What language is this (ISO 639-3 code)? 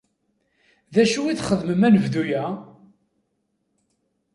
kab